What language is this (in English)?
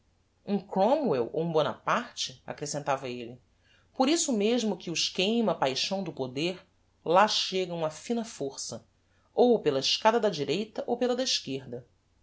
Portuguese